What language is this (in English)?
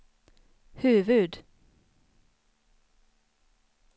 Swedish